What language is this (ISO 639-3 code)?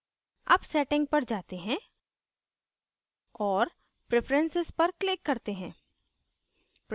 hin